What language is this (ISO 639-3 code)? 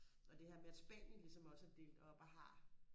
dan